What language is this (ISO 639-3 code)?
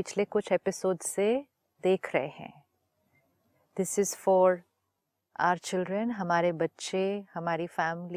hin